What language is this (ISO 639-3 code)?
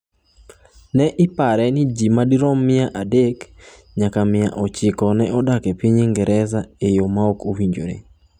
luo